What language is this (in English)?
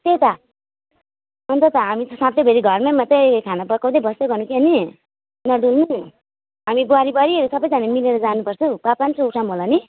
Nepali